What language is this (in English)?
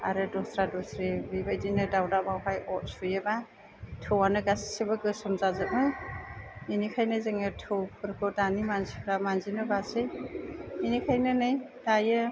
Bodo